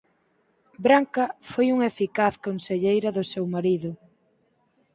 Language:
Galician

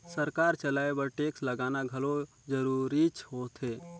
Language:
Chhattisgarhi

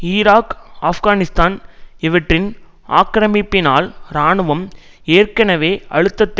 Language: Tamil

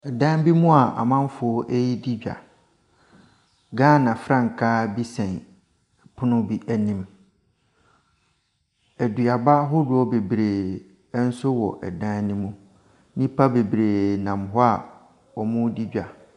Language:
Akan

